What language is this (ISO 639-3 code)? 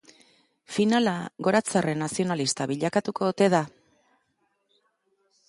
eus